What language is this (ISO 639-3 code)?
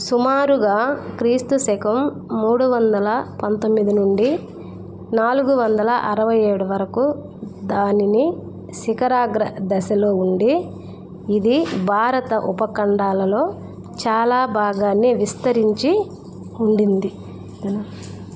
tel